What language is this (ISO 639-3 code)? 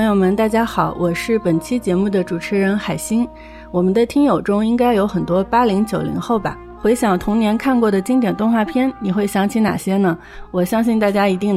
zho